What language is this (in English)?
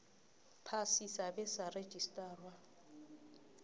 South Ndebele